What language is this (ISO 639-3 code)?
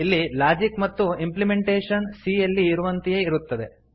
kan